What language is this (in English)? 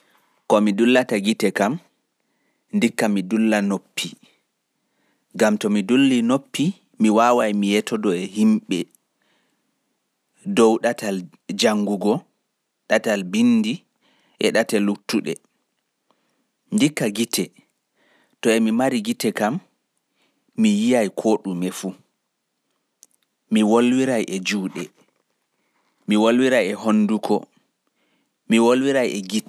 Pular